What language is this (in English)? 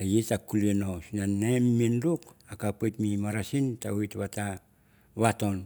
Mandara